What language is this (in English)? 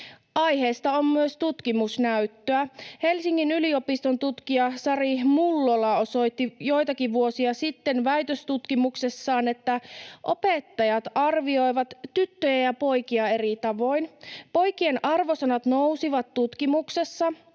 Finnish